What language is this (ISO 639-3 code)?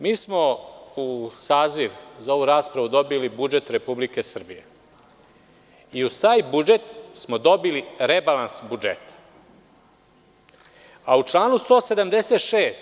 srp